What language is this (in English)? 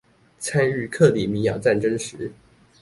Chinese